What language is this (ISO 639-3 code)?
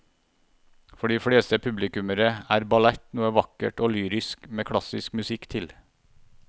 nor